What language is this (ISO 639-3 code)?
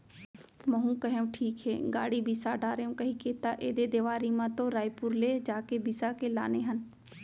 hne